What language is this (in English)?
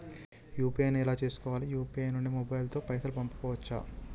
Telugu